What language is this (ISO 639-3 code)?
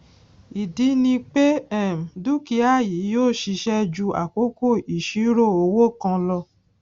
yor